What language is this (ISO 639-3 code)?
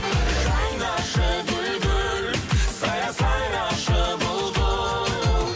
kaz